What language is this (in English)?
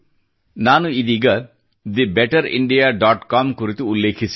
Kannada